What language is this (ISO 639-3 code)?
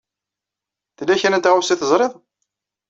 kab